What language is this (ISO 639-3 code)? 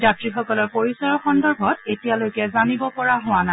asm